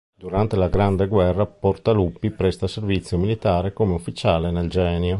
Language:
Italian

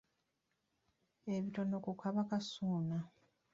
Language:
Ganda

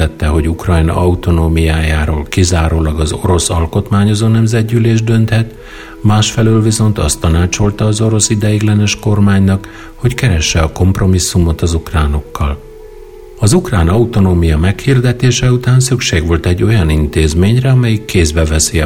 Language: Hungarian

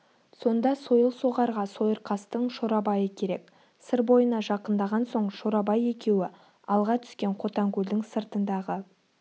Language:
Kazakh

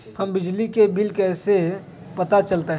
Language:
Magahi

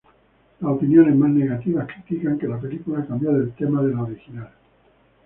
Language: Spanish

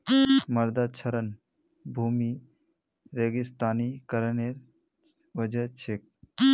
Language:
Magahi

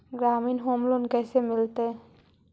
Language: Magahi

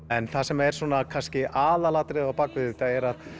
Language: Icelandic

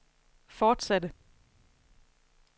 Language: Danish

